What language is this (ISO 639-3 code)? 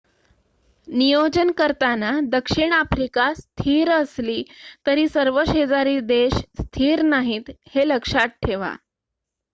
mar